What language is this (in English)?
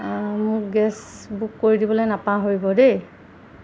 Assamese